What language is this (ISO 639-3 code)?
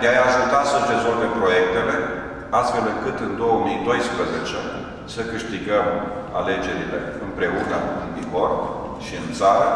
ron